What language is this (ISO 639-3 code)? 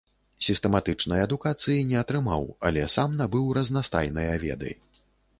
bel